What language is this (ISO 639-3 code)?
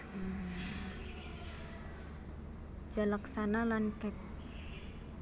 jav